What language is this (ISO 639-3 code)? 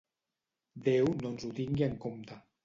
cat